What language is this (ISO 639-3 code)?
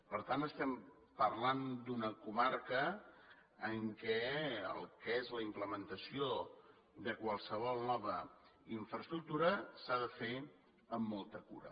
cat